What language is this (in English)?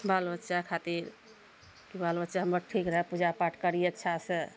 Maithili